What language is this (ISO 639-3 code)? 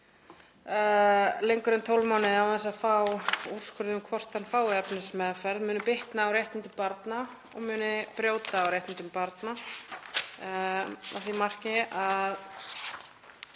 isl